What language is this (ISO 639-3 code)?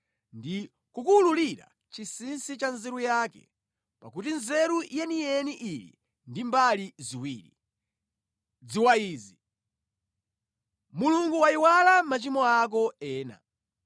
nya